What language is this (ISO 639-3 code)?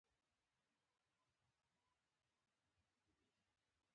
pus